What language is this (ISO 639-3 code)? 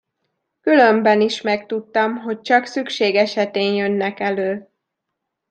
hun